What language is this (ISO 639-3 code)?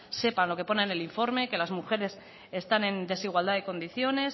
spa